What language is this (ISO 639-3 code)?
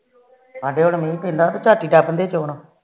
pan